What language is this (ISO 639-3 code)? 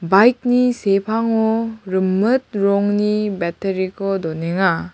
grt